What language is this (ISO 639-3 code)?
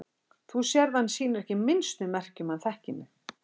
isl